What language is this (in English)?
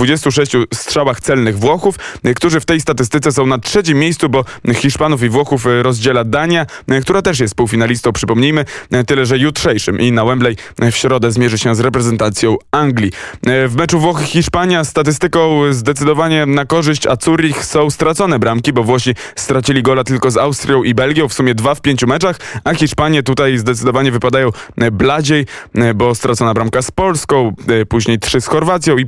Polish